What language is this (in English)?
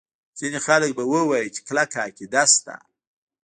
Pashto